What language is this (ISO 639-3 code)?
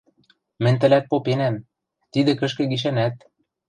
mrj